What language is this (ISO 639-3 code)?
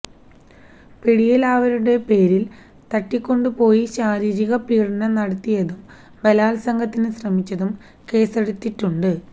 mal